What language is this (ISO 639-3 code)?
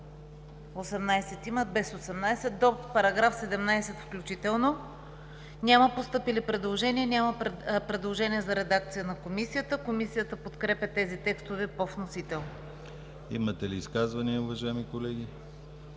bul